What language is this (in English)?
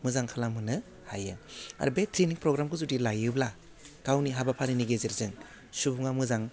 Bodo